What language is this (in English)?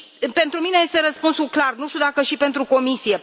Romanian